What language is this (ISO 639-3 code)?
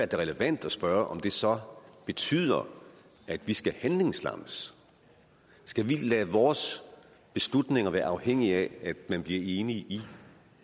dan